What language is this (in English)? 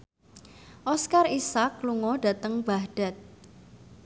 Javanese